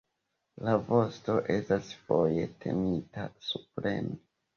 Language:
Esperanto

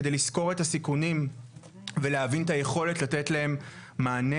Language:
Hebrew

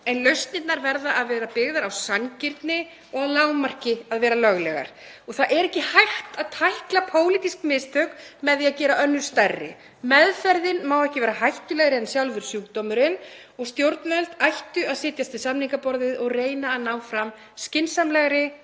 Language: Icelandic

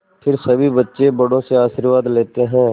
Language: Hindi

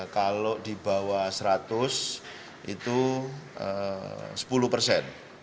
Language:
Indonesian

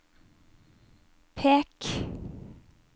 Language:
Norwegian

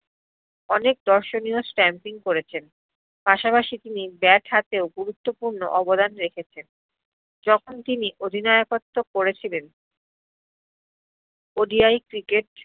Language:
Bangla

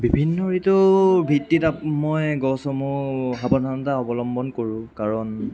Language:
Assamese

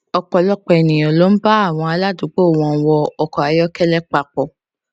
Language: Yoruba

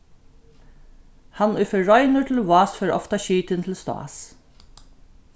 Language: Faroese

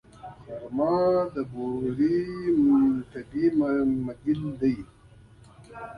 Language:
Pashto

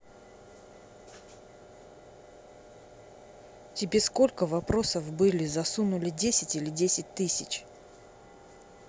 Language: Russian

